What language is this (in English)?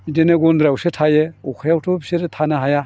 Bodo